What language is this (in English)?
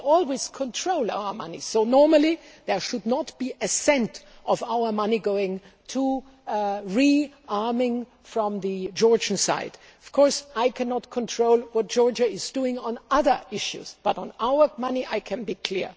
English